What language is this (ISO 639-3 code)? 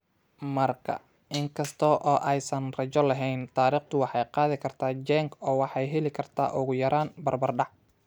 som